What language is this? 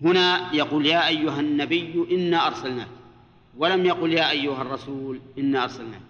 Arabic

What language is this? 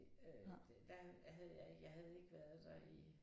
Danish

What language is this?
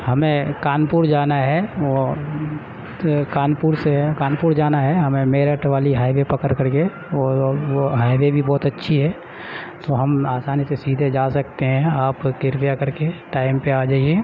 Urdu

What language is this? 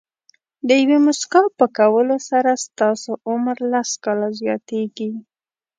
Pashto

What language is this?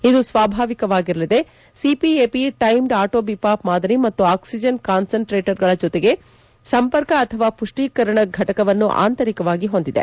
Kannada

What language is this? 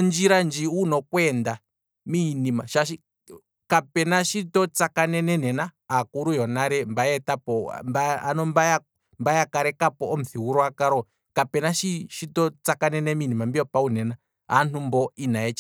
Kwambi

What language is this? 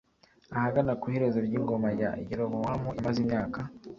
Kinyarwanda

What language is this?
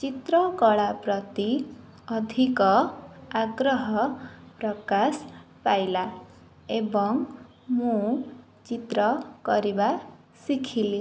Odia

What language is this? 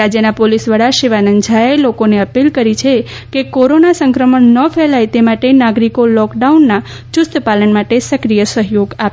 Gujarati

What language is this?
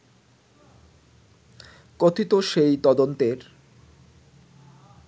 Bangla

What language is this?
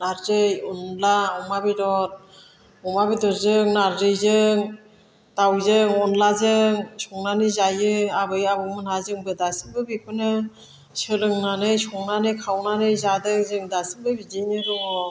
Bodo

